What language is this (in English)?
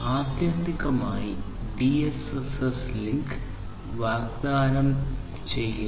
Malayalam